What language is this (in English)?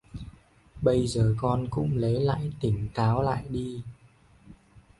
Vietnamese